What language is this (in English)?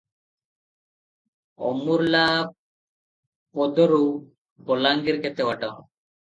Odia